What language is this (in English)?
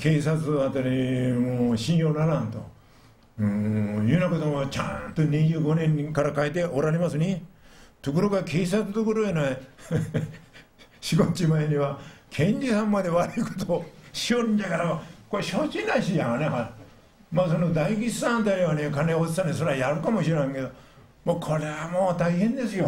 Japanese